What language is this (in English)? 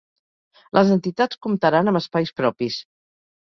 Catalan